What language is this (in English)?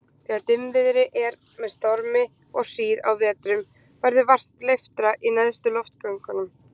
Icelandic